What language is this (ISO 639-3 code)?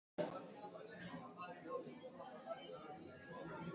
swa